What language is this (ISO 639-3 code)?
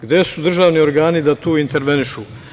srp